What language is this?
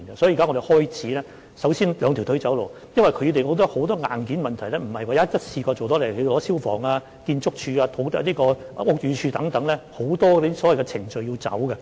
Cantonese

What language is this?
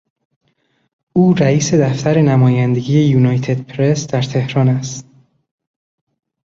Persian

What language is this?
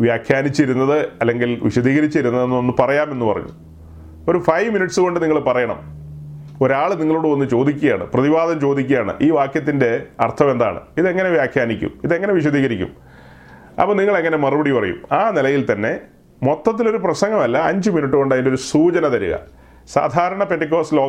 Malayalam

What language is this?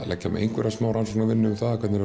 Icelandic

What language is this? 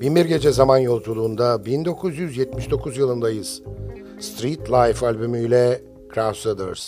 Turkish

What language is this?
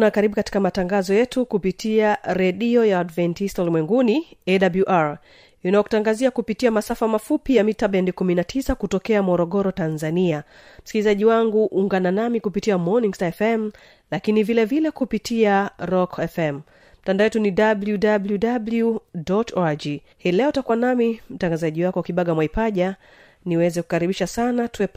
Swahili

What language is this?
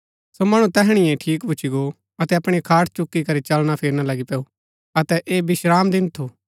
Gaddi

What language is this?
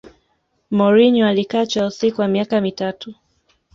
Swahili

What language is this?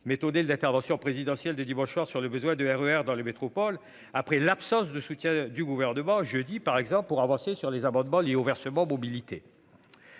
French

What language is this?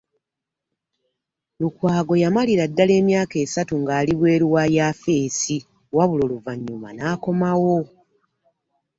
Ganda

